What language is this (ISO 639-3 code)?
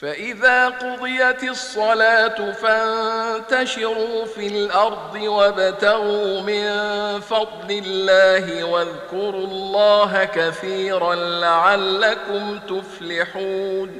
ara